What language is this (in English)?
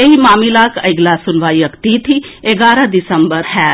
Maithili